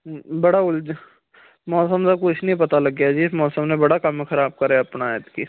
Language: Punjabi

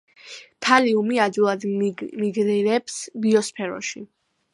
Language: Georgian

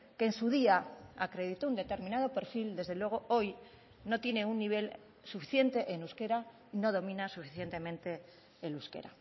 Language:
Spanish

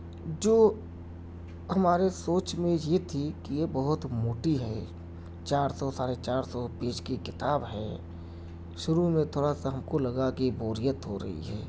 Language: Urdu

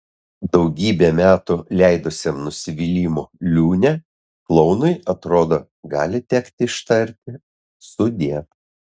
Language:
Lithuanian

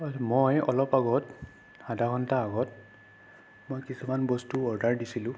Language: Assamese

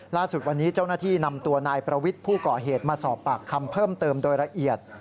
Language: Thai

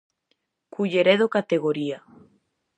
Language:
Galician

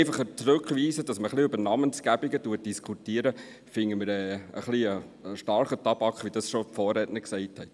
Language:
Swiss German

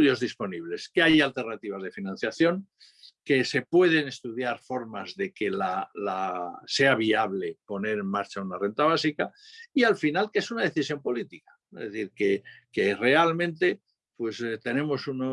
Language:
Spanish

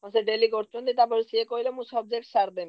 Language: Odia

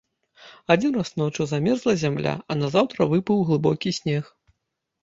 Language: Belarusian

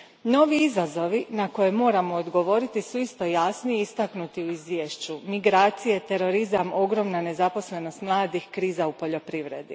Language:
Croatian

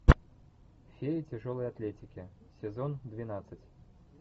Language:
Russian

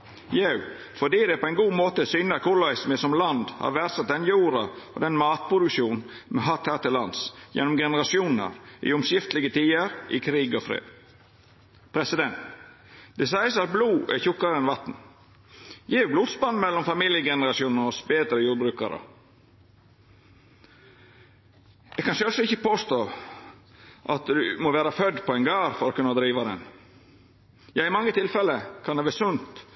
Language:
Norwegian Nynorsk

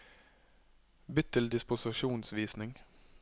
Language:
Norwegian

